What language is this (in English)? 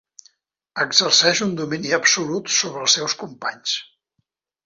Catalan